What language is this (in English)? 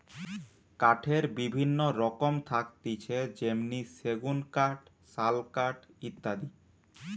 Bangla